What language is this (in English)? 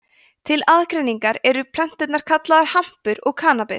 Icelandic